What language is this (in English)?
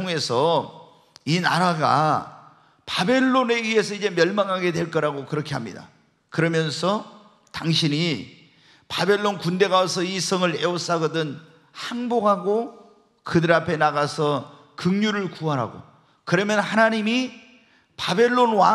Korean